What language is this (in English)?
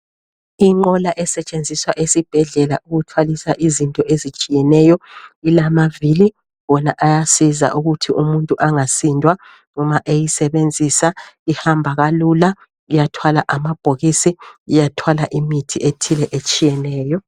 North Ndebele